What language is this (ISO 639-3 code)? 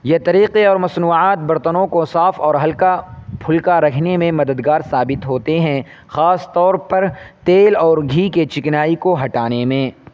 urd